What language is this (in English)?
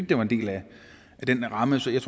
Danish